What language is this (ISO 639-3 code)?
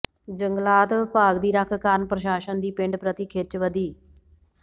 pan